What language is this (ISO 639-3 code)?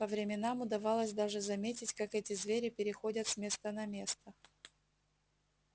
rus